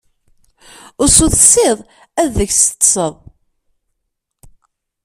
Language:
Kabyle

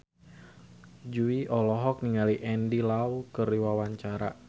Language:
Sundanese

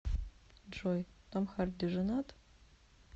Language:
Russian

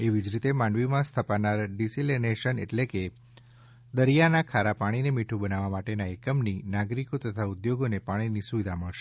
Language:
Gujarati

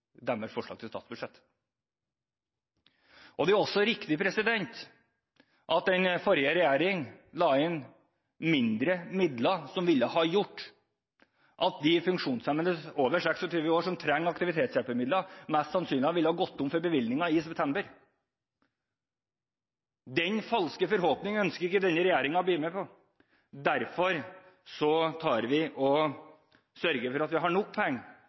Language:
Norwegian Bokmål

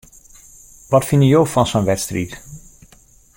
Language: Western Frisian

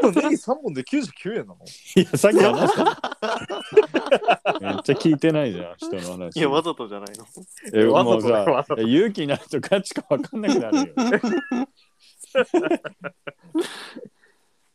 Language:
Japanese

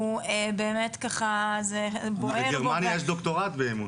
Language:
Hebrew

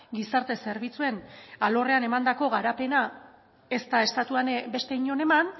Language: Basque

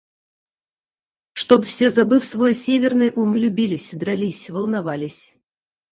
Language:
Russian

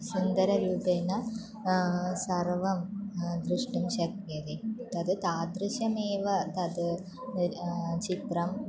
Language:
Sanskrit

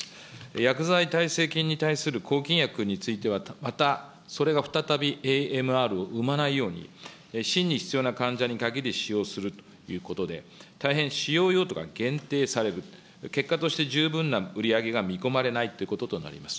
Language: Japanese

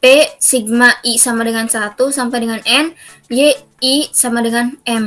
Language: Indonesian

